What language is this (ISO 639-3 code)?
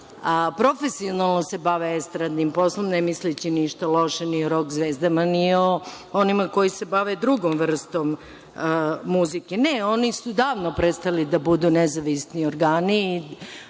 srp